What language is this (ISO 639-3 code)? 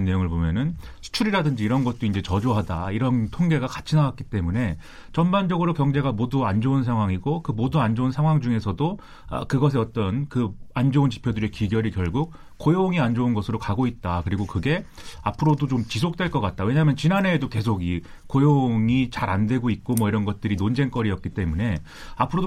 kor